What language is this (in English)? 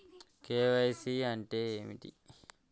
Telugu